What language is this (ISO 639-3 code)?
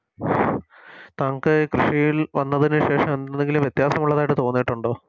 mal